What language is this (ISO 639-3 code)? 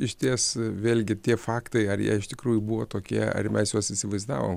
lit